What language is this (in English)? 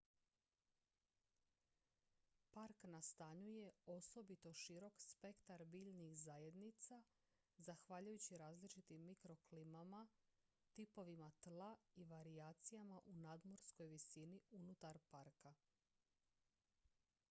Croatian